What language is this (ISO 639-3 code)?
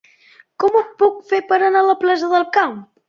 cat